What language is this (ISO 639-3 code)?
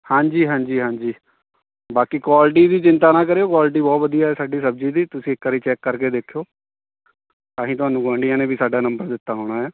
pan